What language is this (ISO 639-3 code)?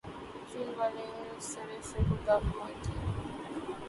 urd